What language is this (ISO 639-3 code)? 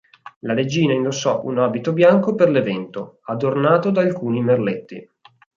ita